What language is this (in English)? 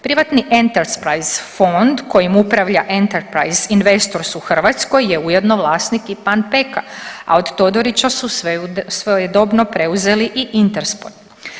Croatian